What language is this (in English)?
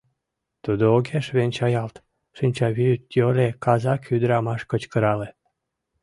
Mari